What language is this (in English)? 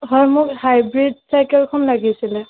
Assamese